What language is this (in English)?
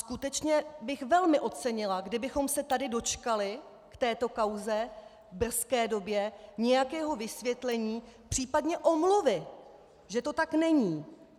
Czech